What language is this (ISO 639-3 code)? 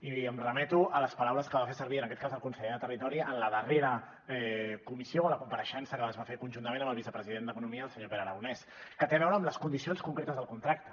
cat